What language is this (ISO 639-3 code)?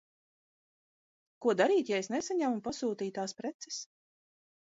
lav